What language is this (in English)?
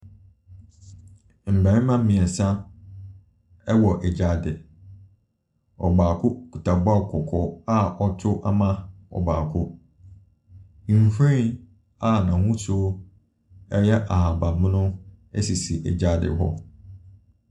Akan